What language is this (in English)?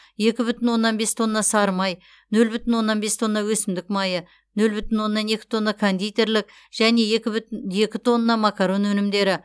Kazakh